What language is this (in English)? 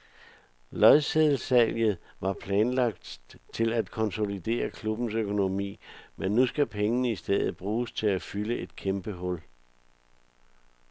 Danish